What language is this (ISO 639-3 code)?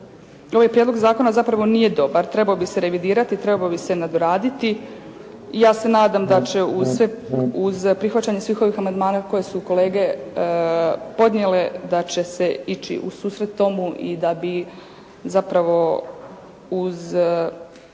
hrv